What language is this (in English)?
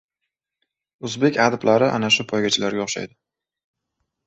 Uzbek